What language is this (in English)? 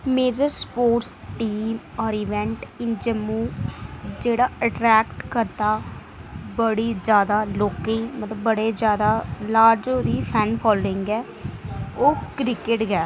Dogri